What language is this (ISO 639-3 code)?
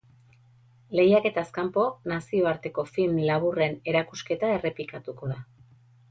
eus